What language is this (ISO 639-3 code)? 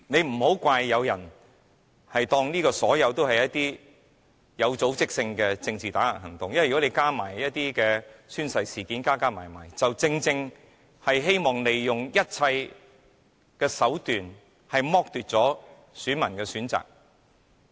yue